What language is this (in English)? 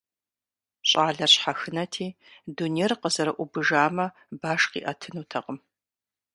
Kabardian